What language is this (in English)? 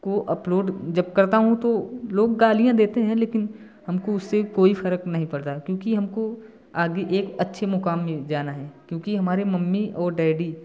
Hindi